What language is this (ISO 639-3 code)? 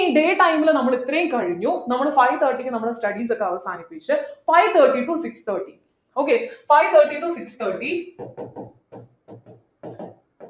mal